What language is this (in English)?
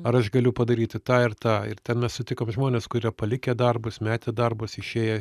Lithuanian